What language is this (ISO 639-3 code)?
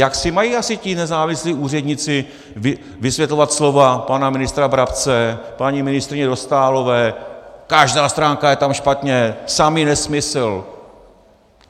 ces